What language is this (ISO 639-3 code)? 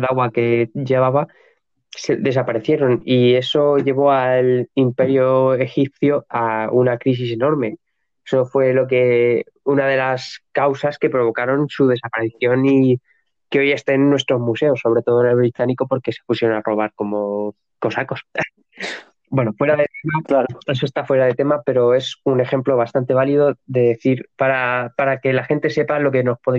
spa